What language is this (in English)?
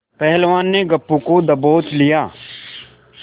Hindi